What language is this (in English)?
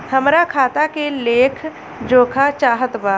Bhojpuri